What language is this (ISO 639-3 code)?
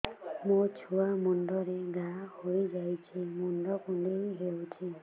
ori